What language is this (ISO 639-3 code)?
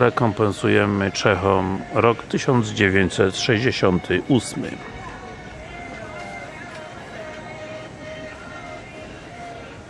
pol